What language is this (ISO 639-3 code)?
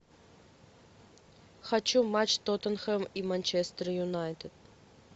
rus